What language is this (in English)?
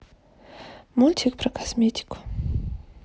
Russian